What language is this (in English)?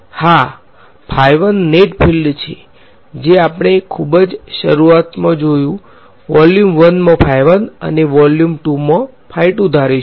Gujarati